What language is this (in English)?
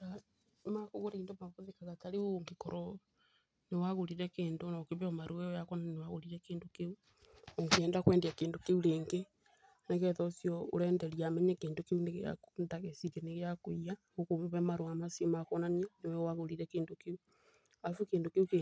Kikuyu